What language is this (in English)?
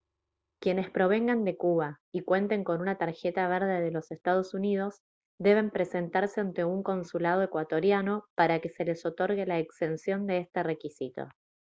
Spanish